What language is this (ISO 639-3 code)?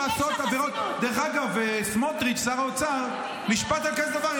heb